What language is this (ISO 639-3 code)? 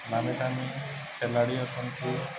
ori